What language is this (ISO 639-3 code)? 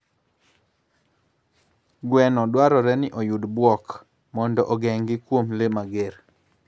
luo